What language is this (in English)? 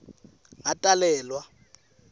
Swati